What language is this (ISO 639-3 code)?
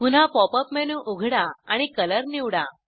mar